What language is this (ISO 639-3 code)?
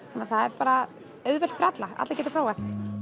isl